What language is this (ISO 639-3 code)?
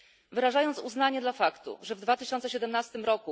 pol